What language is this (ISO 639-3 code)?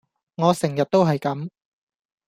yue